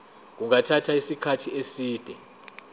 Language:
Zulu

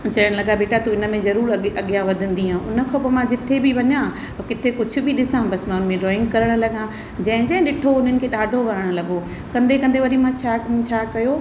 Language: Sindhi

